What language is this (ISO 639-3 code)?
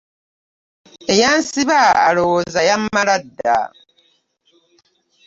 lug